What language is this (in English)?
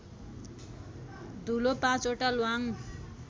Nepali